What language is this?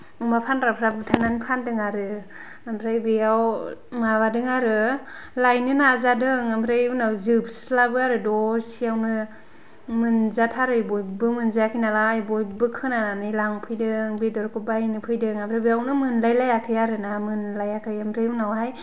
Bodo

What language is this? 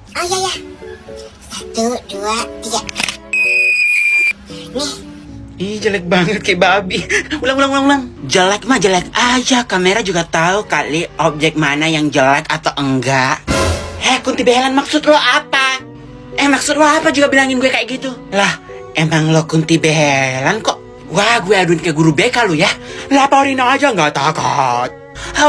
Indonesian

